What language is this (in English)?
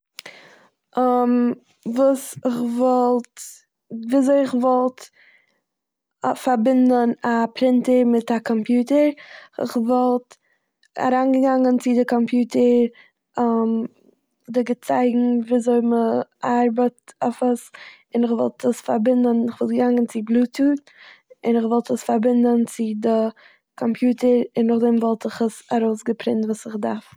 Yiddish